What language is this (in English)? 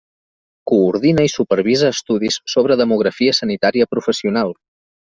Catalan